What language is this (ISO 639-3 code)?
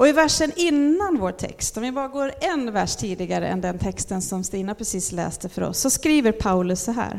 swe